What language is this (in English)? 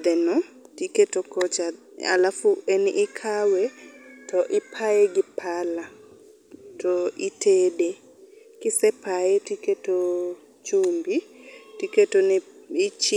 Luo (Kenya and Tanzania)